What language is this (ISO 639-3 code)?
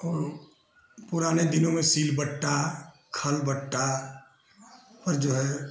hin